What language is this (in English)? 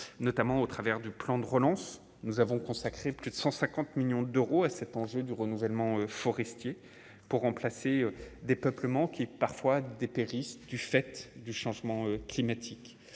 French